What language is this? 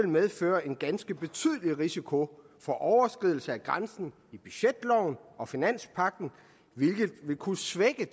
Danish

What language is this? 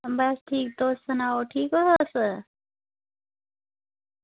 Dogri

